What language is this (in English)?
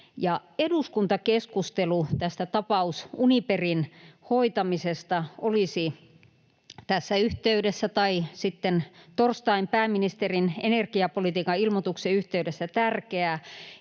Finnish